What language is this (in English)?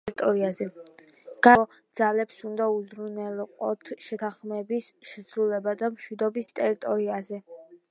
Georgian